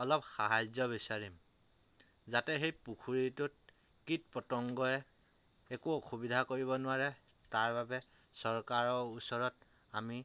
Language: Assamese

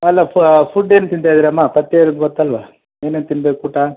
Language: Kannada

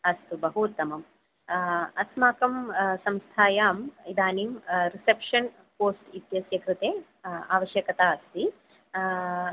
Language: Sanskrit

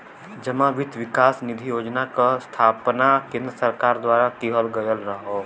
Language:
Bhojpuri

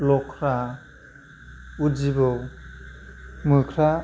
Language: Bodo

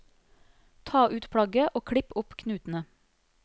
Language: Norwegian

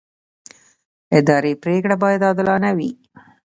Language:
Pashto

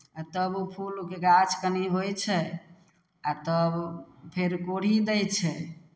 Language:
Maithili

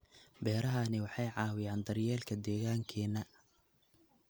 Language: Somali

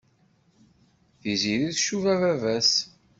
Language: Kabyle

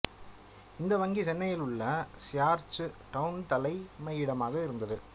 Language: Tamil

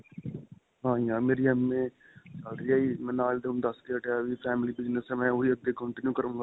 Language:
Punjabi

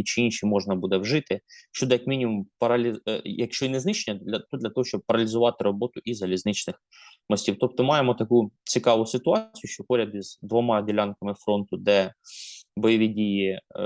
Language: Ukrainian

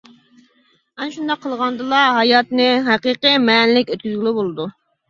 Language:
Uyghur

